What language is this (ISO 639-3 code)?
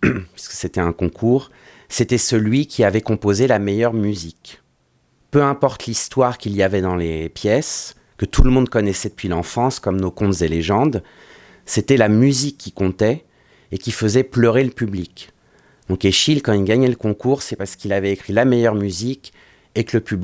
fra